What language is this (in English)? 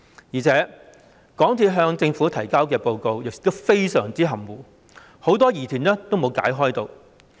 Cantonese